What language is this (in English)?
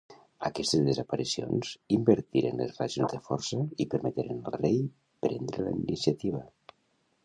Catalan